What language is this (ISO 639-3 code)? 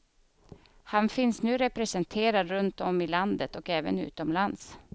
swe